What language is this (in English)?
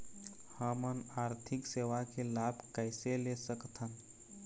Chhattisgarhi